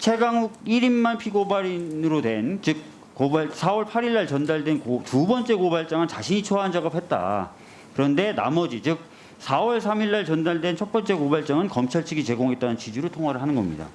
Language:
Korean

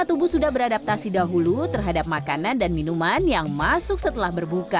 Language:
Indonesian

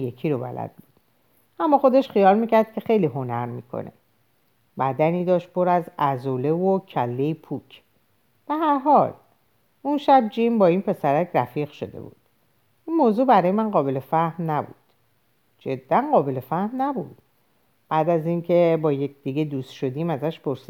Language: Persian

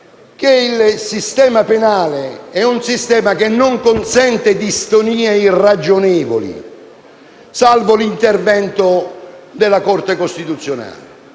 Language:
Italian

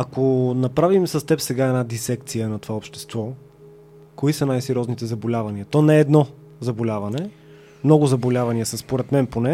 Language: Bulgarian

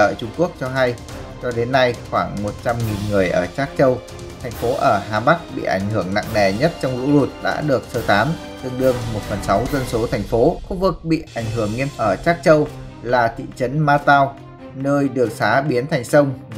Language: Vietnamese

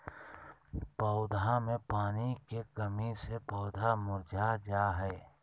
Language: Magahi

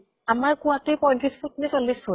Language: Assamese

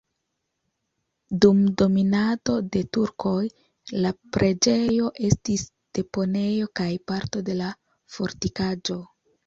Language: Esperanto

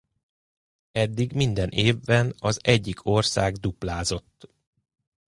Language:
Hungarian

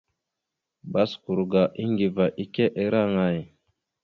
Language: Mada (Cameroon)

